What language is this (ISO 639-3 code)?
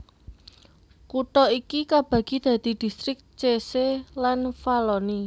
jav